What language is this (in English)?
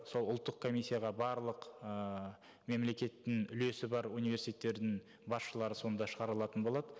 Kazakh